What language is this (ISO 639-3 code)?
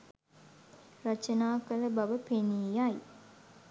sin